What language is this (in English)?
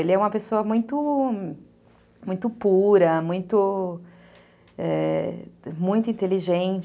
Portuguese